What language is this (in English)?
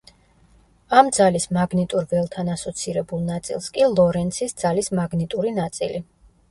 Georgian